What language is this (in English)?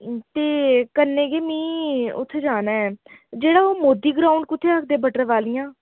Dogri